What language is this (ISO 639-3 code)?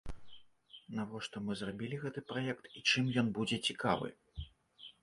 bel